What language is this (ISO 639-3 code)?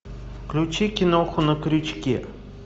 rus